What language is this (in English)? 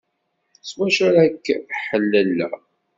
Kabyle